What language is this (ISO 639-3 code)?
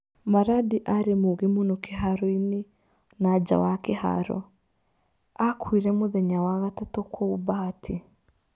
kik